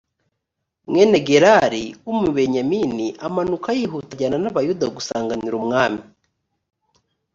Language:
Kinyarwanda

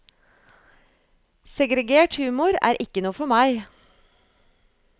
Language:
Norwegian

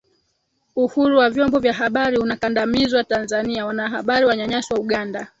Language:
Swahili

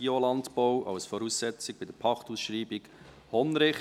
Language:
Swiss German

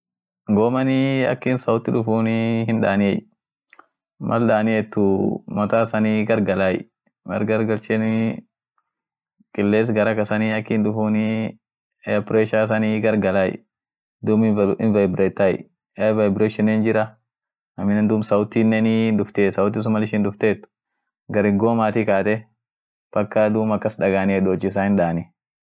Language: Orma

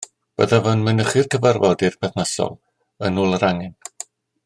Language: Welsh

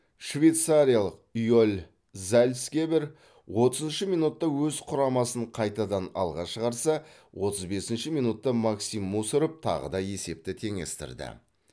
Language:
Kazakh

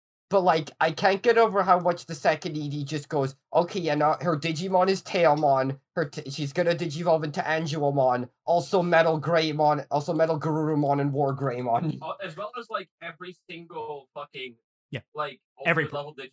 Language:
English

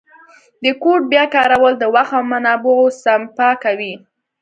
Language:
Pashto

